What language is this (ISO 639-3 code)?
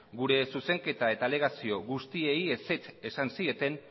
eus